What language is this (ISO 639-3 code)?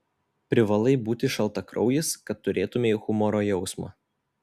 lit